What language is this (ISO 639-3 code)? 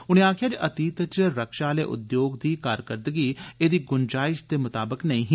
doi